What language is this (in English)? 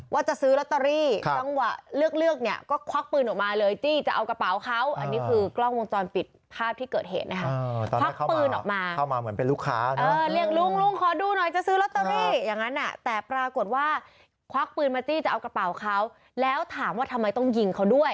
Thai